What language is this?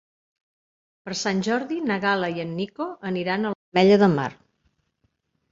Catalan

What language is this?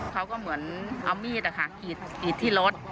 Thai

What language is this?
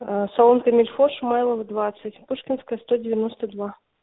Russian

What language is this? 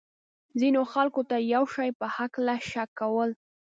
Pashto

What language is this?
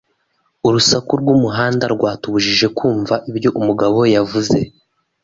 Kinyarwanda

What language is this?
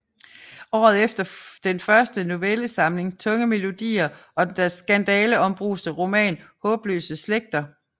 Danish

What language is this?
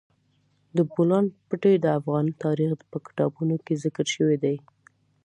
Pashto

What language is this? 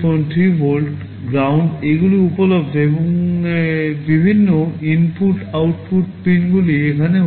Bangla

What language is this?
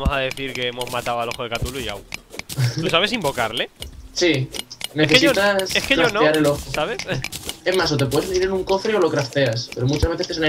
Spanish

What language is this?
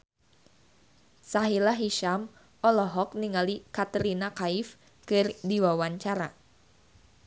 Sundanese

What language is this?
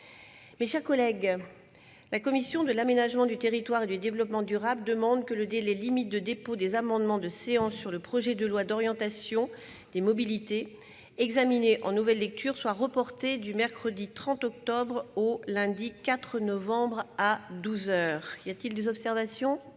French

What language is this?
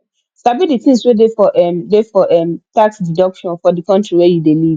Nigerian Pidgin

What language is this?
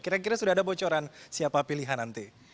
Indonesian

